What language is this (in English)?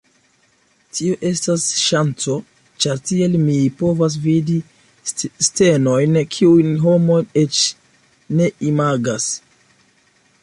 Esperanto